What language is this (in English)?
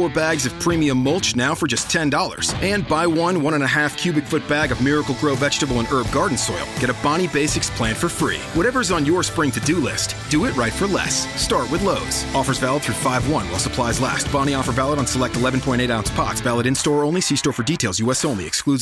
Italian